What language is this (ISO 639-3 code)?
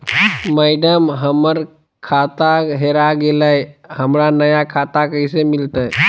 mag